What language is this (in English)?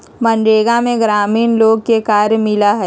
Magahi